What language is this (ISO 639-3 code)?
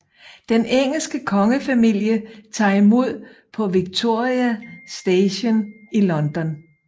dan